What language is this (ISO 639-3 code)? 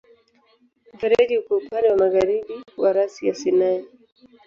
swa